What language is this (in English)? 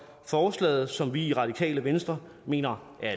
Danish